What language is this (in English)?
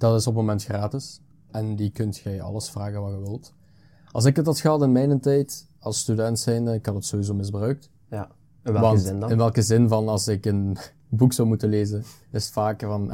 Dutch